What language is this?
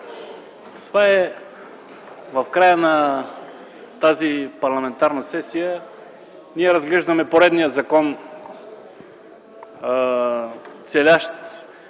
Bulgarian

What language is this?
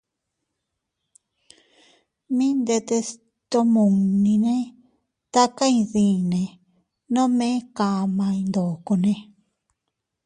Teutila Cuicatec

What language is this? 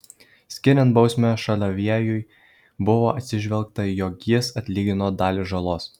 Lithuanian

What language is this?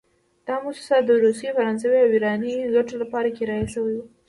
Pashto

